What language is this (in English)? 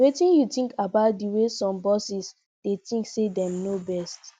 Nigerian Pidgin